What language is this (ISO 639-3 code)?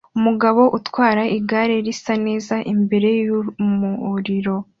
kin